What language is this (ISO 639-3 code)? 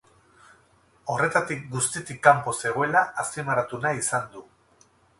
eus